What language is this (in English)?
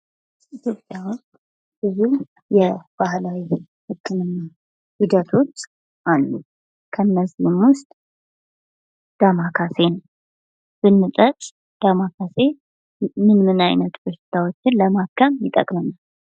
Amharic